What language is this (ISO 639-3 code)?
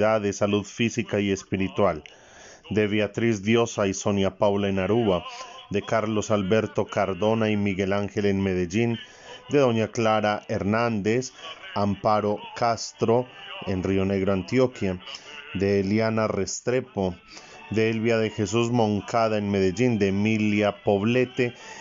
spa